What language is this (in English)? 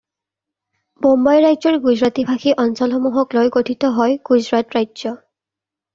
Assamese